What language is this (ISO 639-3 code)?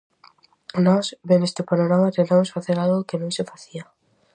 glg